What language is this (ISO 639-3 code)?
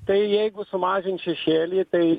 lit